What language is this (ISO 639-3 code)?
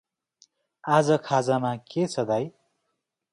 nep